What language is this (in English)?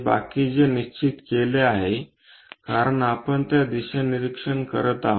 Marathi